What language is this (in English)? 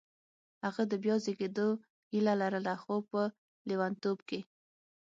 Pashto